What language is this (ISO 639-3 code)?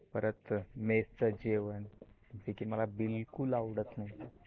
mar